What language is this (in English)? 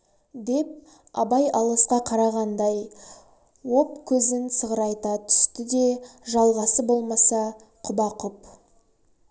Kazakh